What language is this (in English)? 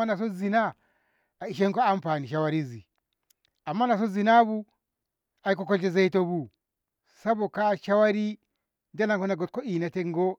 Ngamo